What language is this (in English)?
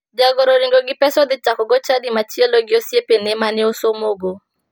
Luo (Kenya and Tanzania)